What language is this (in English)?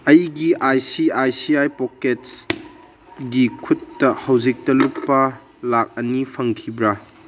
Manipuri